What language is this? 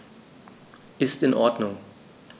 German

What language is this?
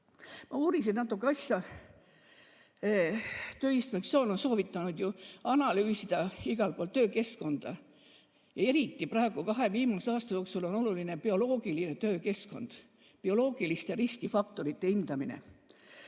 Estonian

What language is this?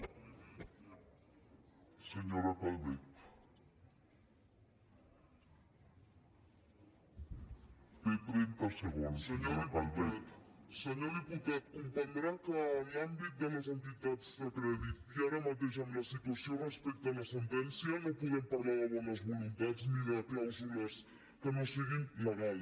Catalan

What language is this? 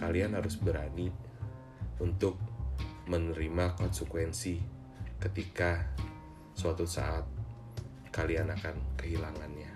Indonesian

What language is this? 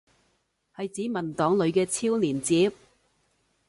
Cantonese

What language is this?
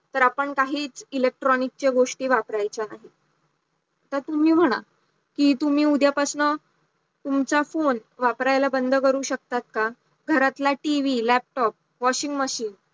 Marathi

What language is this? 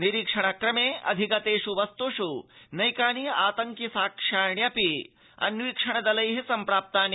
Sanskrit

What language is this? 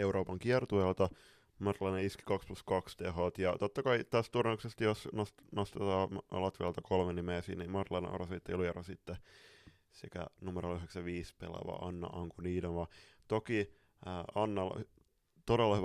Finnish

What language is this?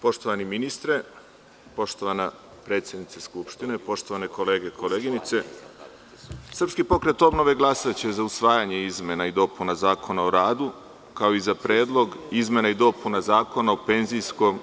Serbian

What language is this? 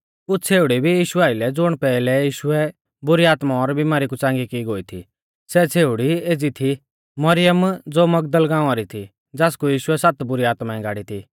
Mahasu Pahari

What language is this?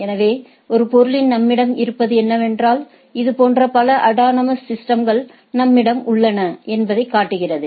Tamil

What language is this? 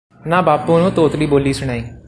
Punjabi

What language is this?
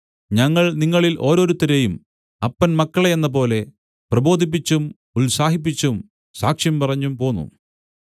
Malayalam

